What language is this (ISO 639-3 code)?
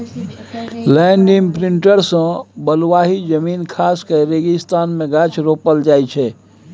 mai